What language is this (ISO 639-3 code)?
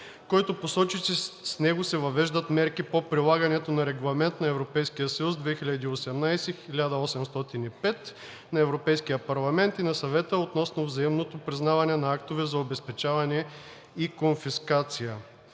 bul